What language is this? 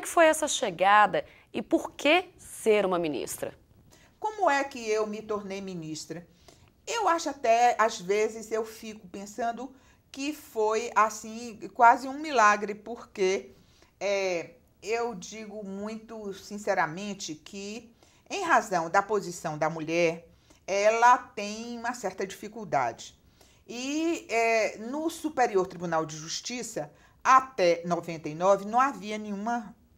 Portuguese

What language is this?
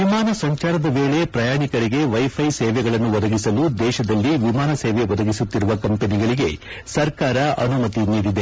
Kannada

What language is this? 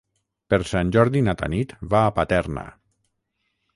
Catalan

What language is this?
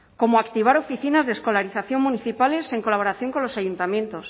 Spanish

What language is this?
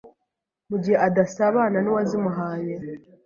Kinyarwanda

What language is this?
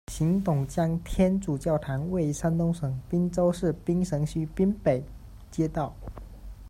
Chinese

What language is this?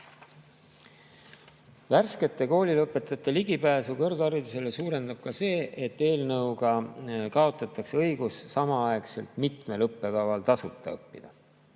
Estonian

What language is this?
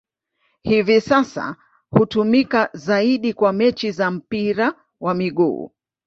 Swahili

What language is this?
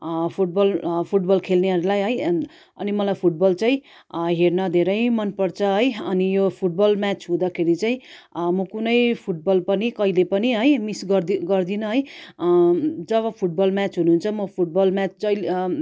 Nepali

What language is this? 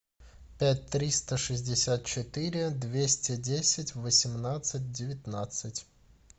Russian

